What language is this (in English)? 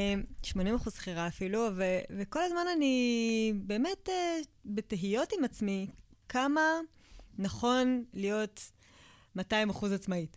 Hebrew